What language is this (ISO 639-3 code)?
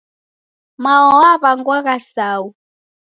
dav